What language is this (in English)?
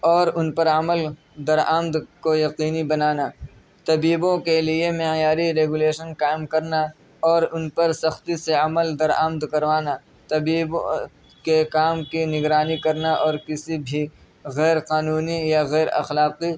Urdu